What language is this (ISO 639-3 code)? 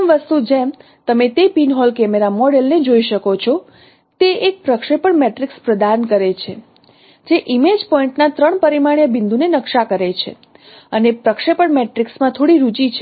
guj